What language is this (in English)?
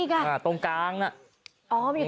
Thai